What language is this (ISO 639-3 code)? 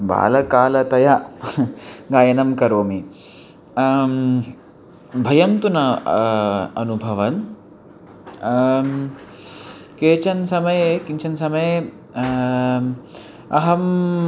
san